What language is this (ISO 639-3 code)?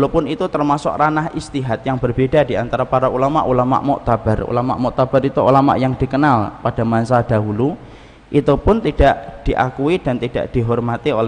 ind